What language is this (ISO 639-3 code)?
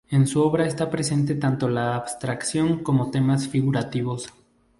spa